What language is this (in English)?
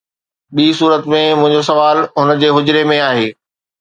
Sindhi